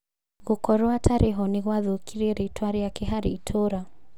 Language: Kikuyu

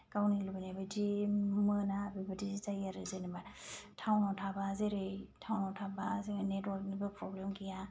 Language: Bodo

